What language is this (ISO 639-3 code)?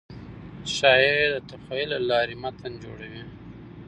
pus